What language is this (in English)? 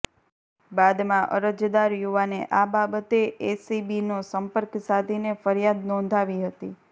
Gujarati